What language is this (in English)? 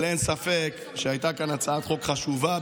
Hebrew